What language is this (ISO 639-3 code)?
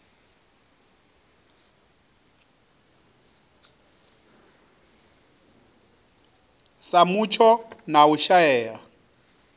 ven